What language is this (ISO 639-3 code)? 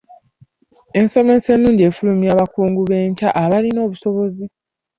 lug